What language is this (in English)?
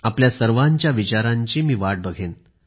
Marathi